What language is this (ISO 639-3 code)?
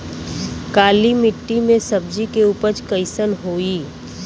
bho